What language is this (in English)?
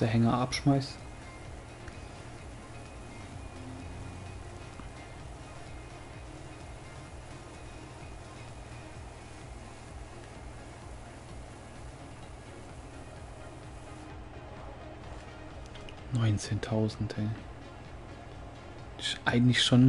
German